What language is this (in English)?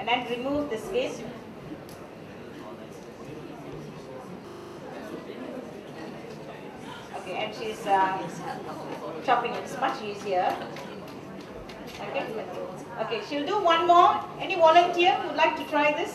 English